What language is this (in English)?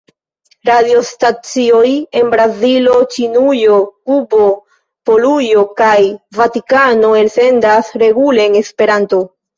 Esperanto